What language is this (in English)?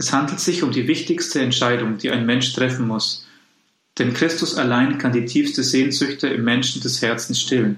German